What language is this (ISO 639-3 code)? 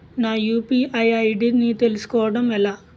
tel